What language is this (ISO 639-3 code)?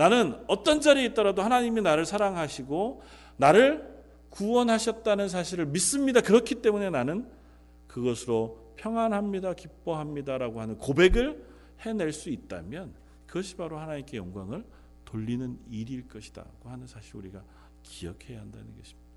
kor